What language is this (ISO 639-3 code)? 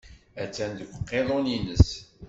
kab